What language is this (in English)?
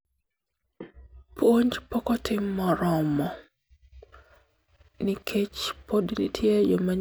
Luo (Kenya and Tanzania)